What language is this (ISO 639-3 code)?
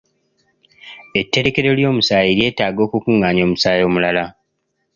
lug